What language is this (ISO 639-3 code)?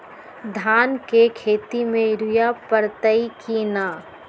mag